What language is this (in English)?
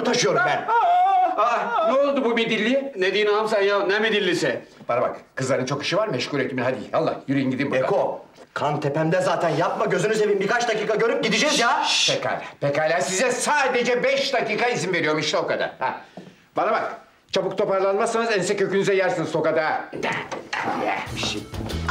Turkish